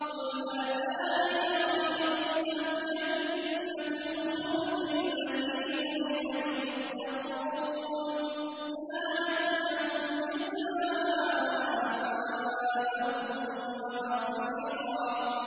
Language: Arabic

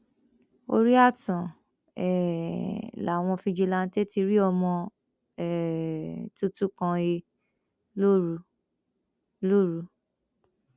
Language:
Yoruba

